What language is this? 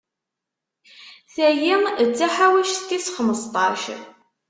Kabyle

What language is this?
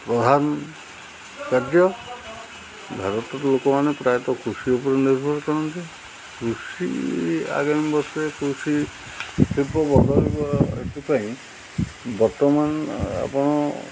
Odia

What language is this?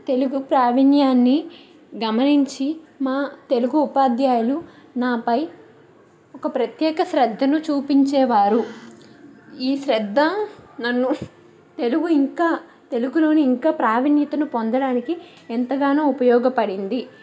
Telugu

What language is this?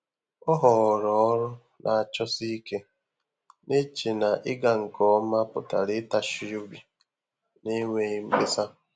Igbo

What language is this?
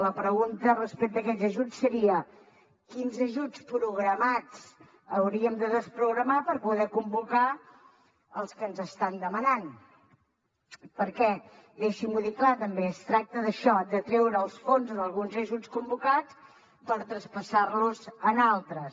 Catalan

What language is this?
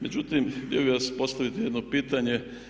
Croatian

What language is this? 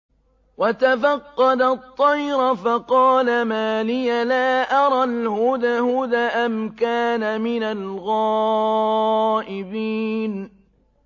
Arabic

